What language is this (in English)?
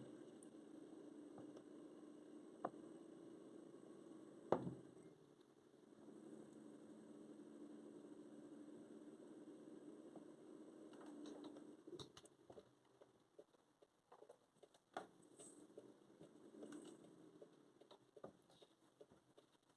Russian